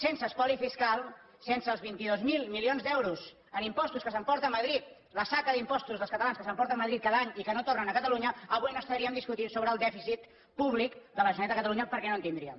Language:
Catalan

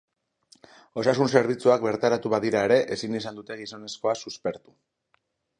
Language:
Basque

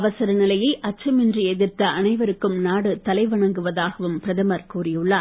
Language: Tamil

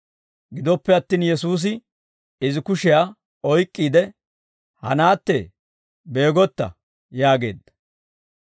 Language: Dawro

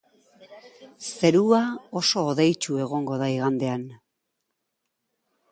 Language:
Basque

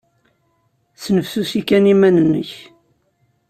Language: Kabyle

